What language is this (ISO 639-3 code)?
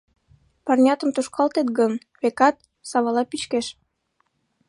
chm